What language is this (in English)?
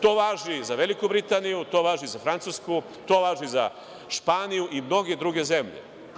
Serbian